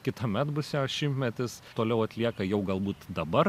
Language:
Lithuanian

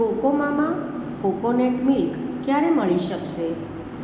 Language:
Gujarati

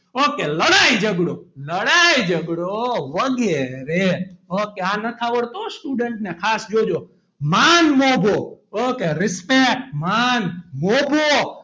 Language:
Gujarati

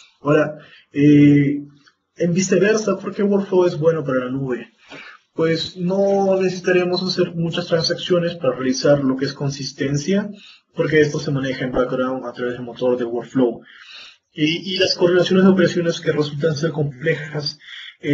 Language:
Spanish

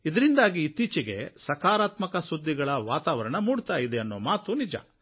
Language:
Kannada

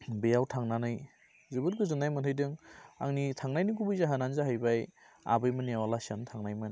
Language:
Bodo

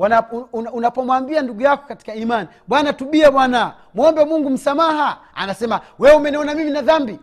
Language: Swahili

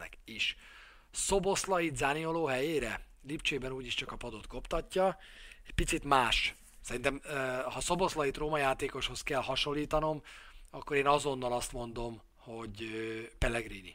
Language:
Hungarian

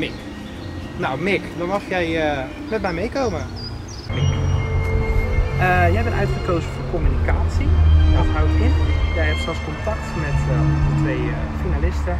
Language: Dutch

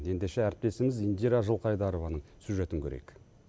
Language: Kazakh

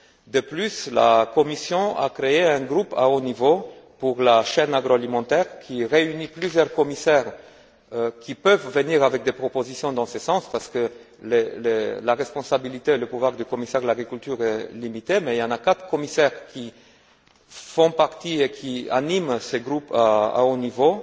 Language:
French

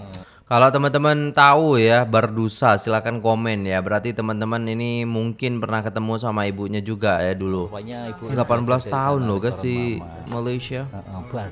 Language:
Indonesian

